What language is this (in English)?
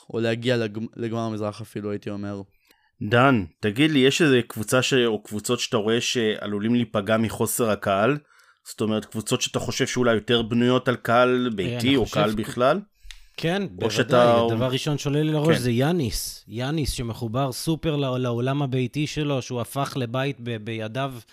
Hebrew